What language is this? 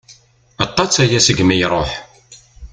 Kabyle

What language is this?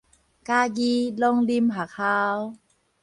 Min Nan Chinese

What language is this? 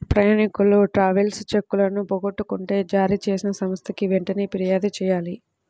Telugu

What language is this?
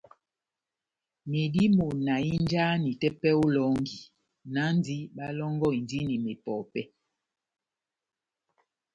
Batanga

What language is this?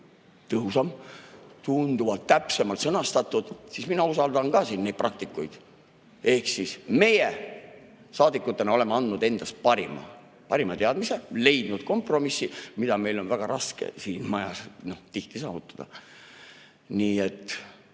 Estonian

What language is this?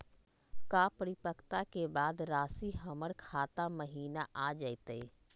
Magahi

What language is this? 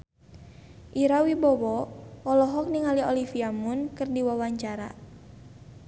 Sundanese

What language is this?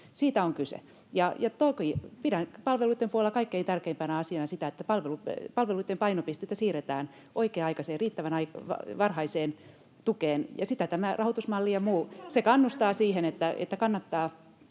Finnish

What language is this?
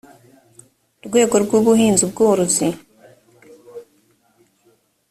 Kinyarwanda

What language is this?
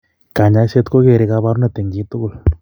Kalenjin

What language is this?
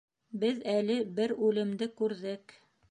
Bashkir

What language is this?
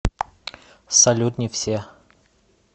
Russian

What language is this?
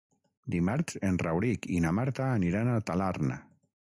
Catalan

